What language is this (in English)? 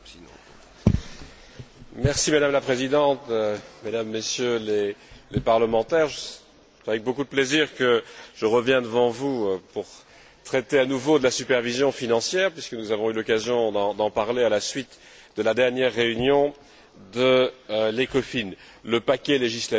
French